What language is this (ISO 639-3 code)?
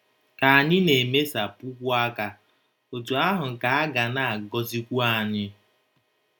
ibo